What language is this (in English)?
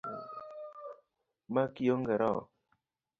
Luo (Kenya and Tanzania)